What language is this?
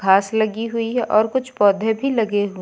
Hindi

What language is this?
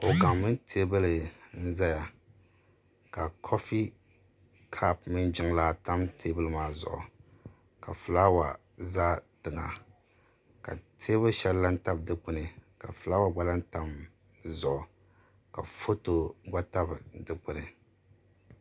Dagbani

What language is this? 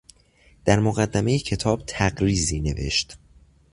Persian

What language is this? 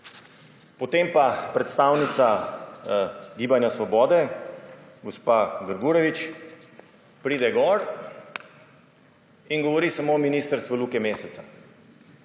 Slovenian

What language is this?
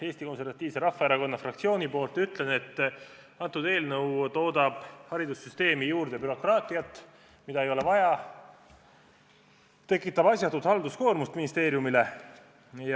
Estonian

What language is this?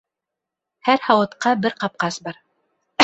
Bashkir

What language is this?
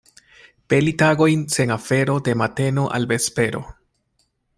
Esperanto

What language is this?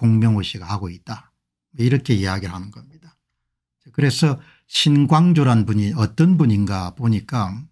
Korean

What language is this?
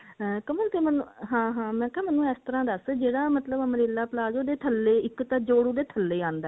Punjabi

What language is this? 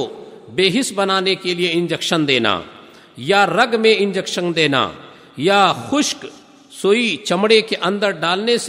Urdu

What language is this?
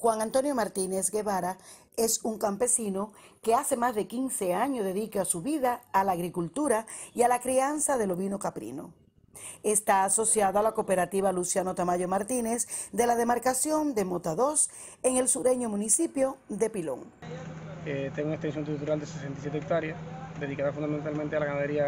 Spanish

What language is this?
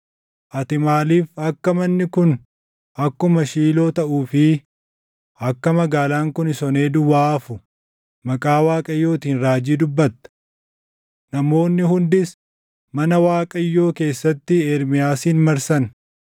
Oromo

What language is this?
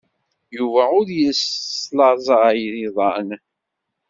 Kabyle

